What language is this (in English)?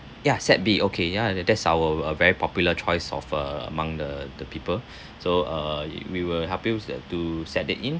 English